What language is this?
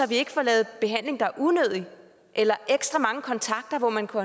Danish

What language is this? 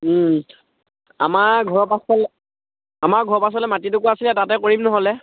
Assamese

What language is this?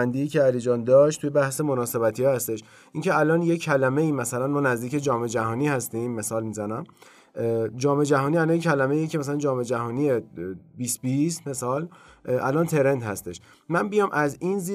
Persian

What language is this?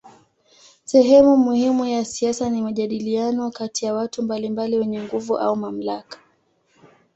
Swahili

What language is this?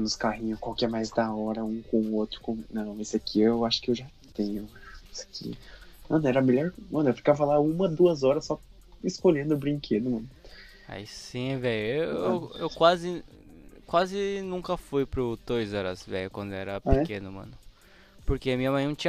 Portuguese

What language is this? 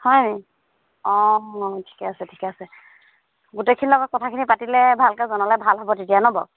Assamese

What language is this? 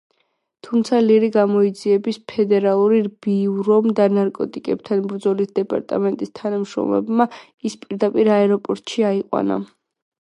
Georgian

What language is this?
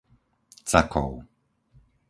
Slovak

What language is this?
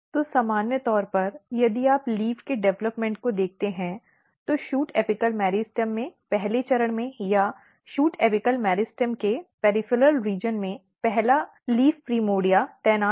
Hindi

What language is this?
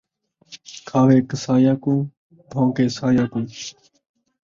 Saraiki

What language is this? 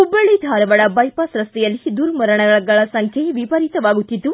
Kannada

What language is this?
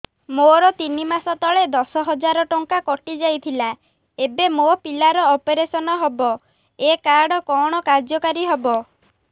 Odia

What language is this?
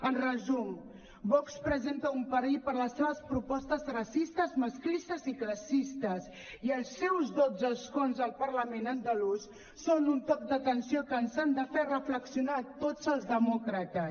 Catalan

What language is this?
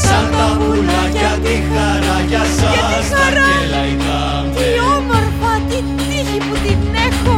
Greek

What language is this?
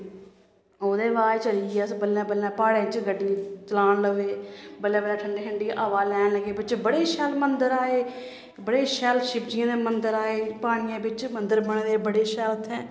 Dogri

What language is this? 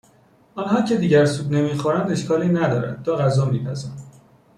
Persian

